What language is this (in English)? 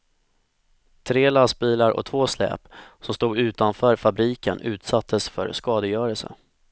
Swedish